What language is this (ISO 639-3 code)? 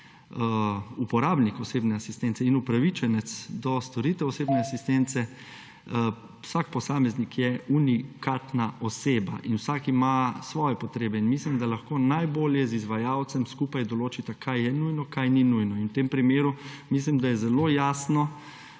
slv